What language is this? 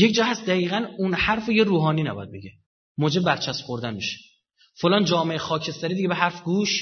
Persian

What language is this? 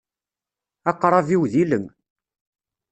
Kabyle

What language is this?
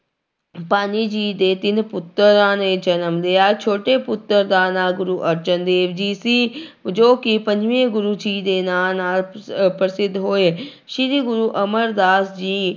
Punjabi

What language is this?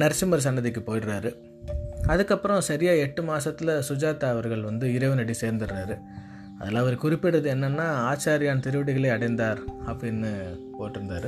Tamil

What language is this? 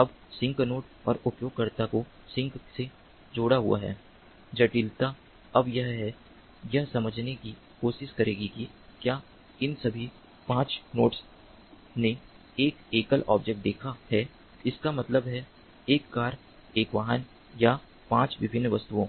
Hindi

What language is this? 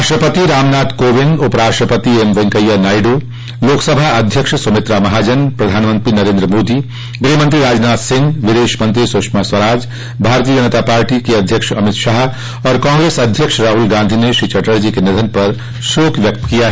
Hindi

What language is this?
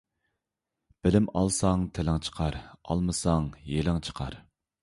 Uyghur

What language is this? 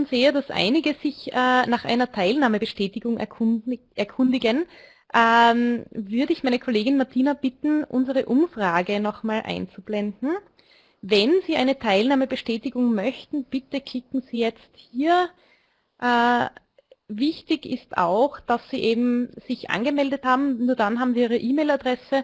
German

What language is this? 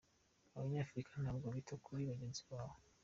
Kinyarwanda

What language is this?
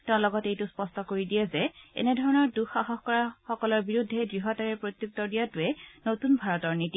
Assamese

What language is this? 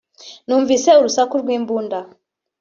Kinyarwanda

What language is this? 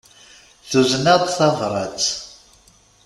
Kabyle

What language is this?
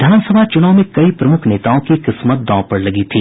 Hindi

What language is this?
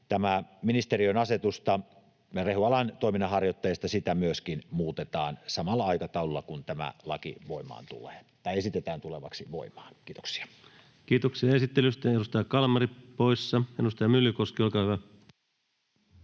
Finnish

